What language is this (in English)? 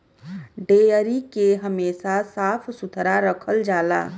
Bhojpuri